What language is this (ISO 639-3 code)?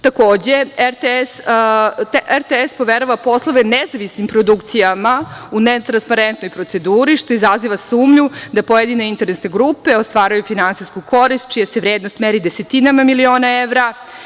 srp